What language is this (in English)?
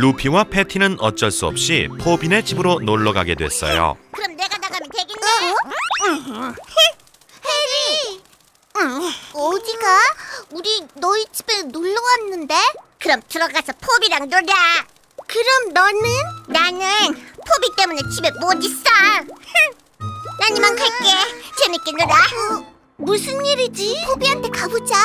Korean